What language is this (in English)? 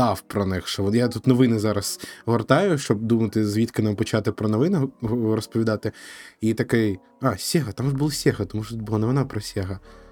Ukrainian